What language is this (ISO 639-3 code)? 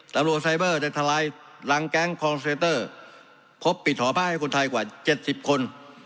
tha